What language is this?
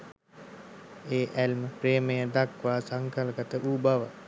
Sinhala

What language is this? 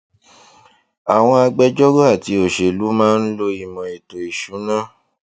Yoruba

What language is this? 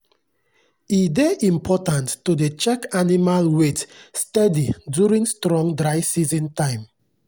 Nigerian Pidgin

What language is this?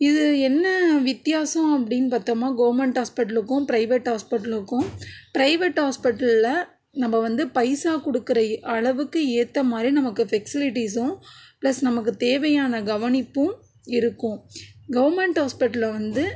Tamil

